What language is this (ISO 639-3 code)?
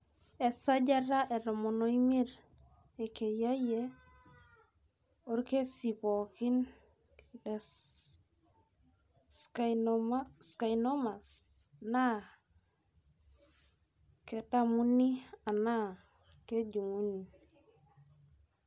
mas